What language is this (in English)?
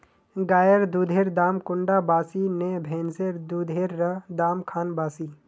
Magahi